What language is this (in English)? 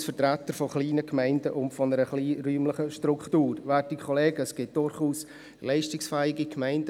Swiss German